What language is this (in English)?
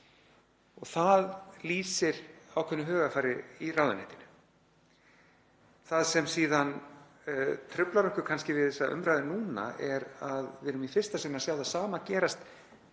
Icelandic